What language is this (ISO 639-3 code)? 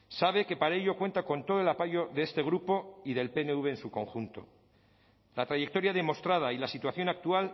spa